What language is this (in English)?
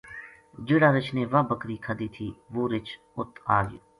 Gujari